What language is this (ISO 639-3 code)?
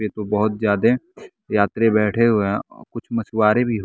hin